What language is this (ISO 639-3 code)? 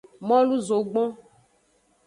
ajg